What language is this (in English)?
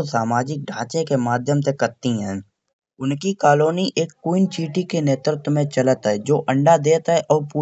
Kanauji